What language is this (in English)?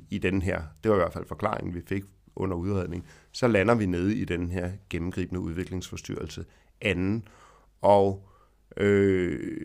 Danish